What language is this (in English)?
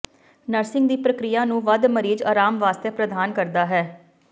Punjabi